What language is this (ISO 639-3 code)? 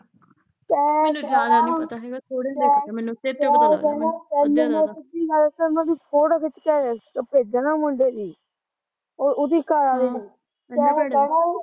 pan